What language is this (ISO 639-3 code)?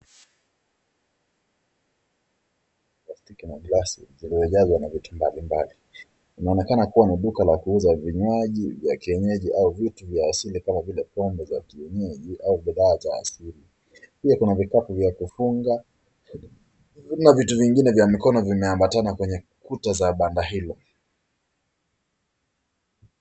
swa